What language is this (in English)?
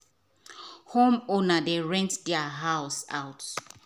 Nigerian Pidgin